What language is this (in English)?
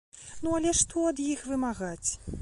Belarusian